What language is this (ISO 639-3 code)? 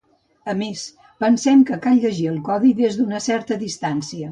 cat